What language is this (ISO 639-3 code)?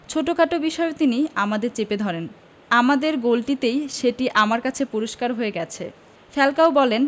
ben